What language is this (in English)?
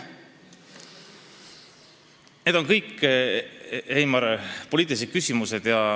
Estonian